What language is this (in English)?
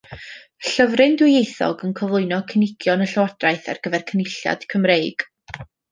Welsh